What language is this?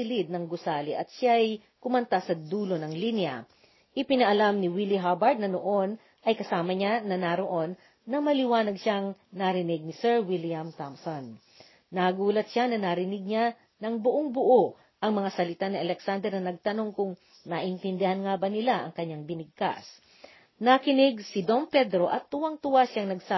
Filipino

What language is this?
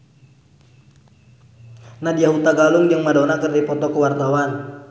Sundanese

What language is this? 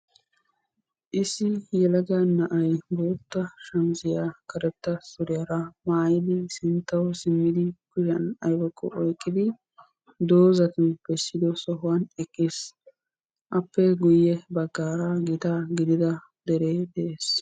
Wolaytta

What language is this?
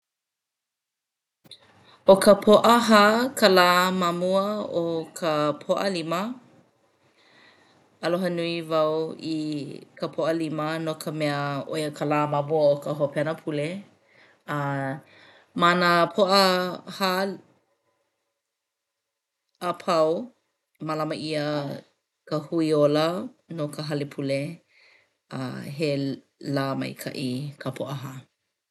Hawaiian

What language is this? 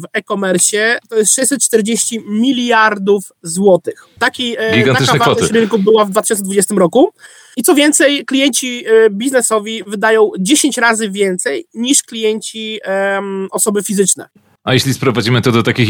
Polish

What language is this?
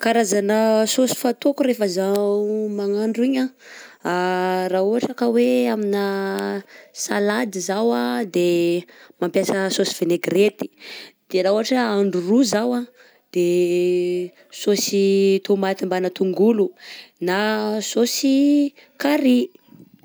Southern Betsimisaraka Malagasy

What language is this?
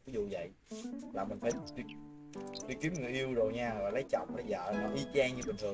Vietnamese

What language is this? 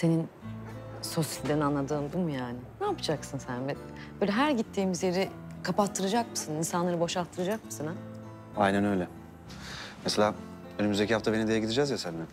Turkish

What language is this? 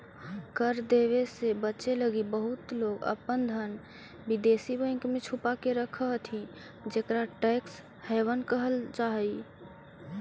Magahi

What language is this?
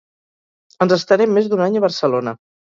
Catalan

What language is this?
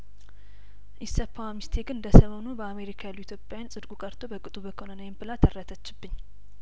Amharic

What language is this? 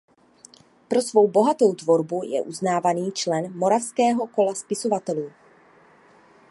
Czech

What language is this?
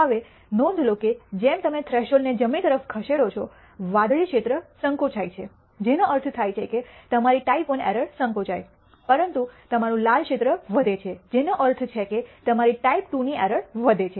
Gujarati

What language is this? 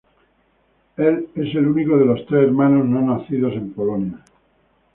Spanish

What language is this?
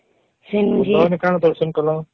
Odia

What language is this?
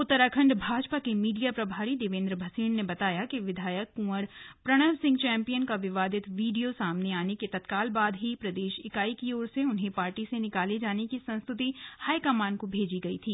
Hindi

